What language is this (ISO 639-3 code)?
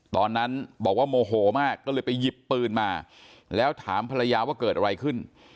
tha